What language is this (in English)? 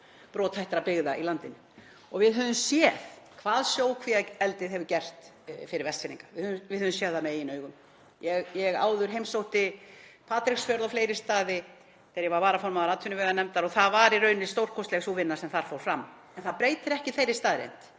Icelandic